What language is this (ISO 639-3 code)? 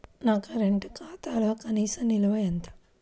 tel